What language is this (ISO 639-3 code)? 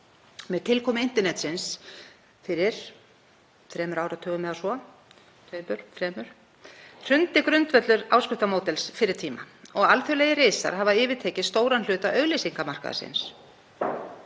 isl